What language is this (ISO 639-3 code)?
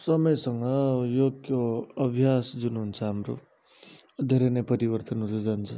nep